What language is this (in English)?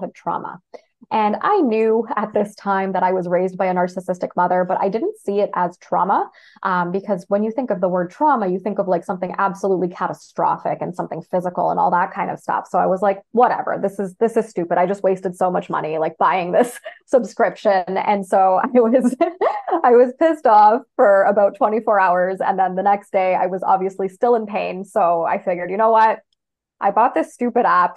English